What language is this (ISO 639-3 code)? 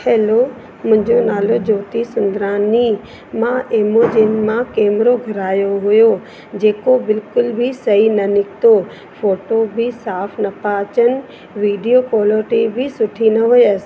snd